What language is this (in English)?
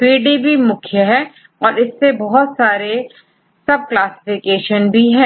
Hindi